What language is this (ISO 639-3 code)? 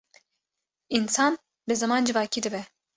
kur